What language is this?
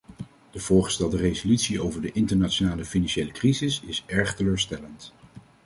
Dutch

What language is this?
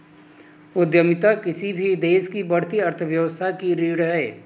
Hindi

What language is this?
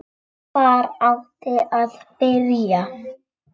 Icelandic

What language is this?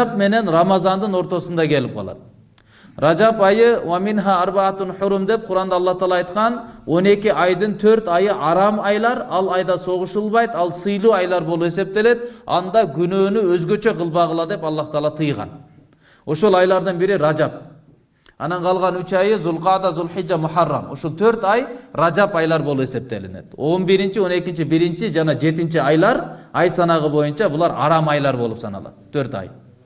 Turkish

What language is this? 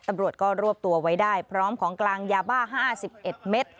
Thai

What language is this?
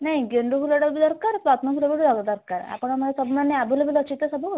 Odia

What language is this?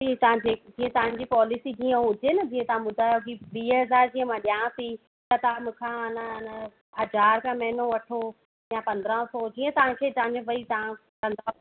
Sindhi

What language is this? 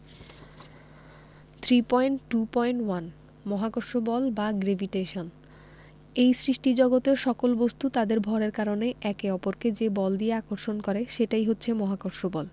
Bangla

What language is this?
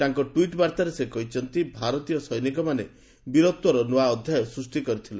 Odia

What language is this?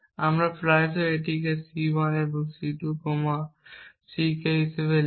Bangla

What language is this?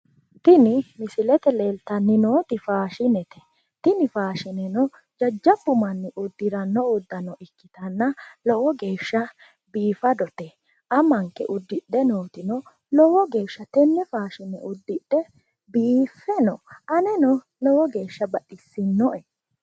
Sidamo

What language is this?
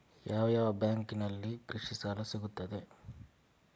Kannada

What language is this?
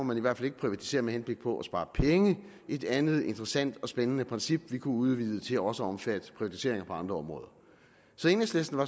Danish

